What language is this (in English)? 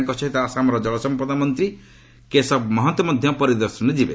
Odia